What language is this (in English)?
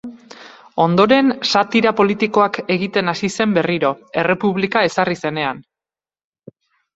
Basque